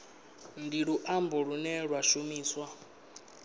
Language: Venda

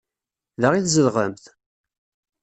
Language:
Kabyle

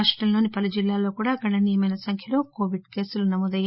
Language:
Telugu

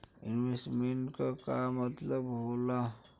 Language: Bhojpuri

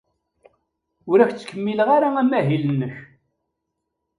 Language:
Kabyle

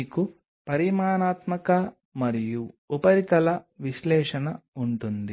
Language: Telugu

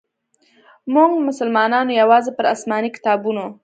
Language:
Pashto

